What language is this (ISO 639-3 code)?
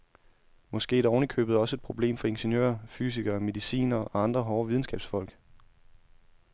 dan